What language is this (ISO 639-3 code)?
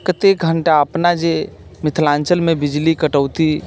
mai